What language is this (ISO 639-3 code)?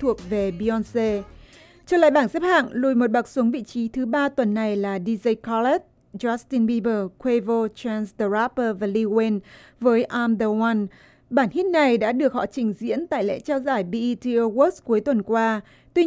vie